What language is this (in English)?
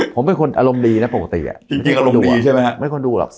Thai